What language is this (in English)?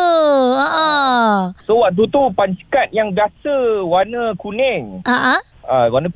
Malay